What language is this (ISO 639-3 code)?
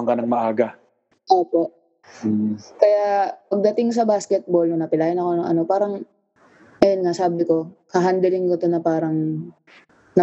fil